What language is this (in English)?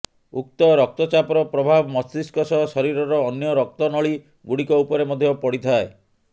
Odia